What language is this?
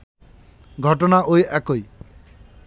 Bangla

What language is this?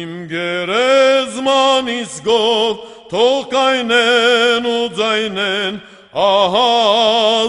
Romanian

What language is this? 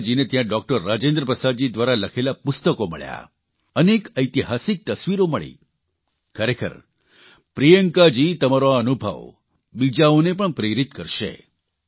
Gujarati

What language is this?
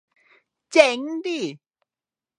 Thai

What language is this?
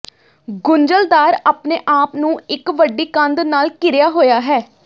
Punjabi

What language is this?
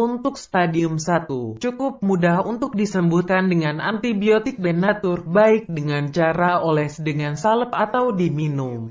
Indonesian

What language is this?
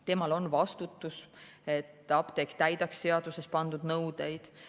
Estonian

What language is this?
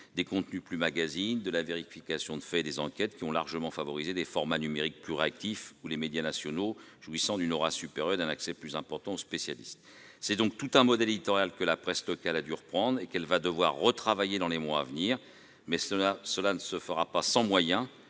French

